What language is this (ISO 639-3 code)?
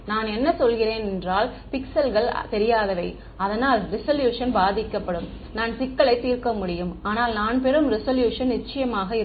tam